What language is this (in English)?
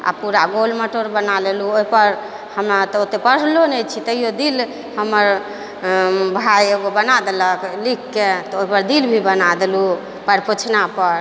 Maithili